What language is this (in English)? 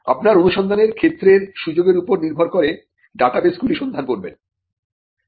Bangla